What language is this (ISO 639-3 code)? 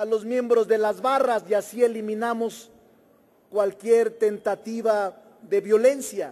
spa